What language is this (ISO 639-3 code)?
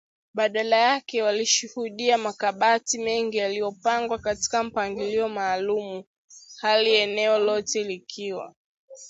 swa